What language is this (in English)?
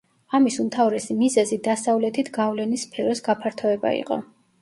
Georgian